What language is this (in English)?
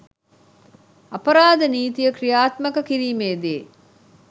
Sinhala